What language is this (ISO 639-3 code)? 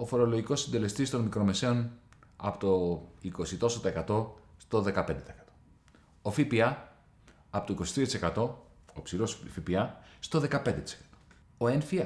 ell